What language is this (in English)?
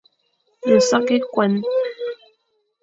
Fang